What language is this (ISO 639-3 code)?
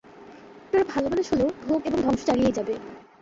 ben